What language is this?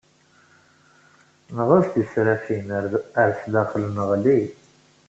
Kabyle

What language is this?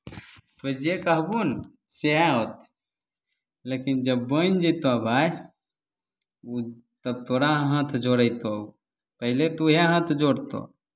Maithili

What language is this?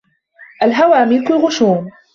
Arabic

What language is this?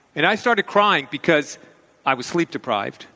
English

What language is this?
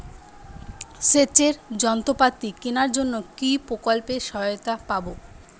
Bangla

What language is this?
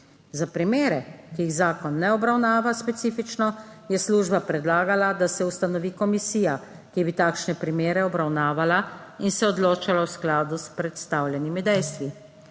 Slovenian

